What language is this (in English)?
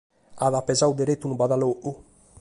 Sardinian